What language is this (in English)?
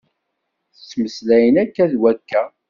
Kabyle